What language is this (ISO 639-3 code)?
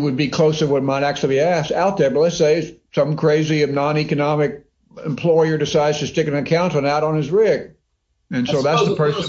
eng